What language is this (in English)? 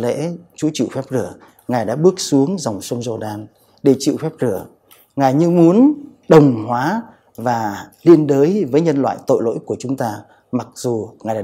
Vietnamese